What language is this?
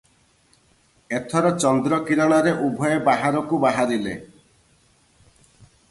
Odia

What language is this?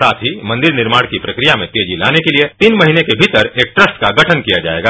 Hindi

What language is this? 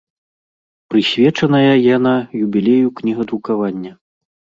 Belarusian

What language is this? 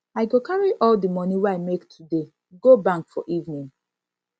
Nigerian Pidgin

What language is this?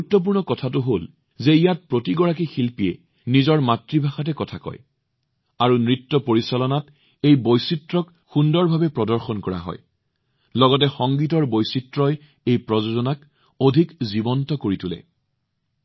Assamese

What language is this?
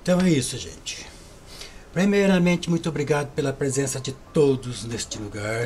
Portuguese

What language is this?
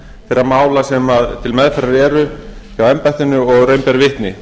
Icelandic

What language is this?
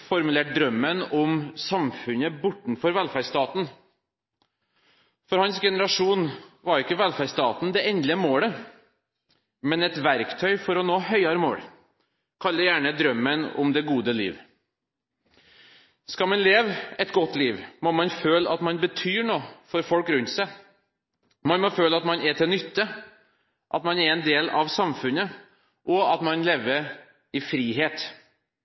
Norwegian Bokmål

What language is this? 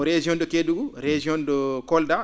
Fula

